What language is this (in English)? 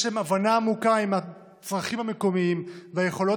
Hebrew